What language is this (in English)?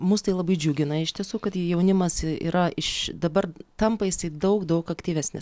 Lithuanian